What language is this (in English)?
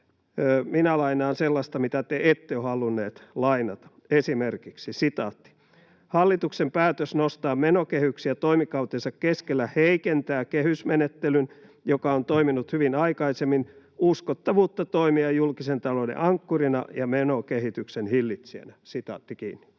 Finnish